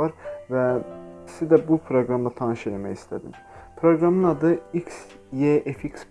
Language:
Turkish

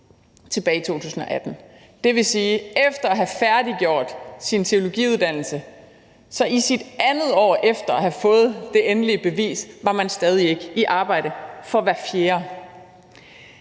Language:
Danish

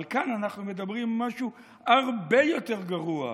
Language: Hebrew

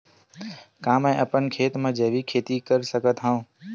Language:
Chhattisgarhi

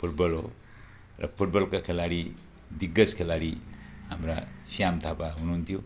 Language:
Nepali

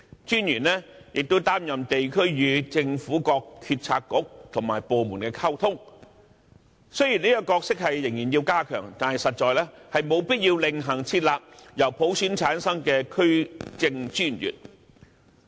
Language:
Cantonese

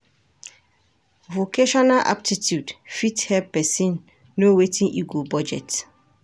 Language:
Nigerian Pidgin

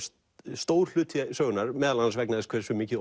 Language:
Icelandic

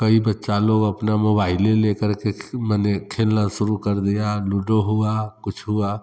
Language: Hindi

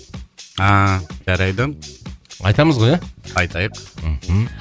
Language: Kazakh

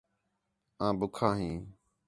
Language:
Khetrani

